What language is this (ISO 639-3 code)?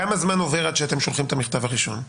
heb